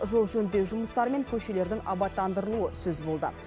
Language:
Kazakh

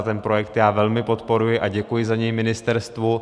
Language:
Czech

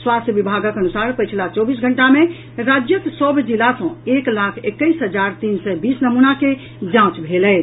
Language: Maithili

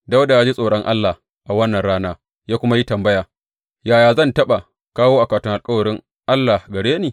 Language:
Hausa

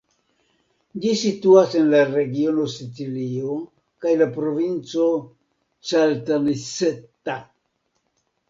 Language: Esperanto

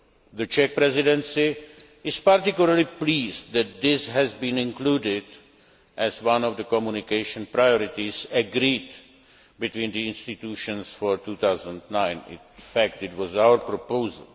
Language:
English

